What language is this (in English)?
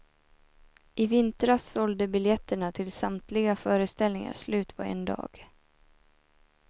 Swedish